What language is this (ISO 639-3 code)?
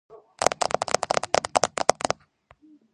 kat